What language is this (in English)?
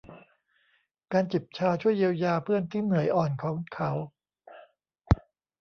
Thai